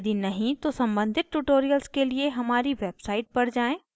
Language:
Hindi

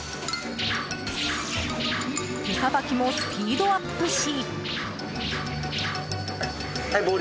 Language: Japanese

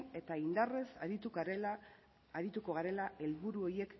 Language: Basque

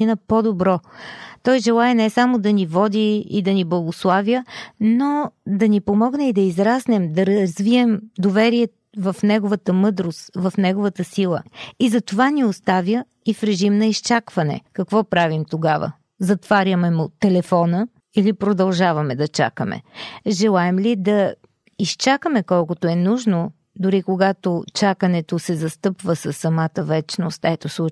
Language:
Bulgarian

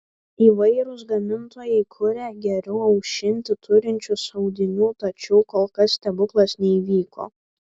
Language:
Lithuanian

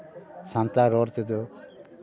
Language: Santali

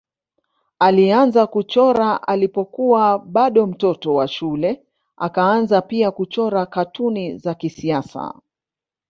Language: Swahili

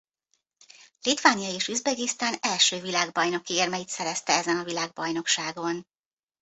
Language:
Hungarian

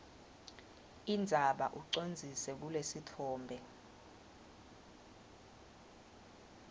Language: Swati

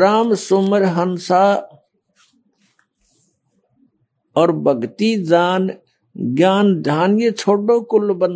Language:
Kannada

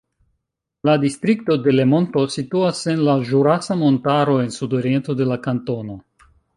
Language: Esperanto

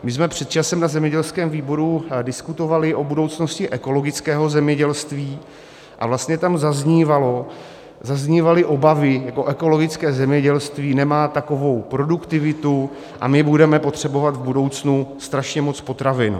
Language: Czech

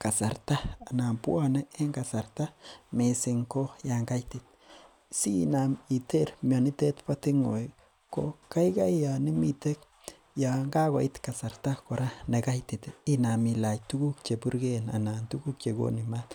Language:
Kalenjin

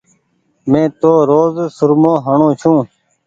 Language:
Goaria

